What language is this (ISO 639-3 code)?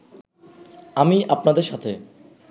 ben